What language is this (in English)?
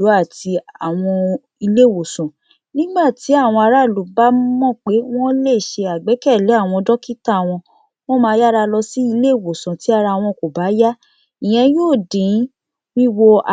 Yoruba